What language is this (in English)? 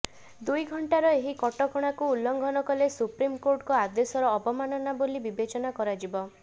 Odia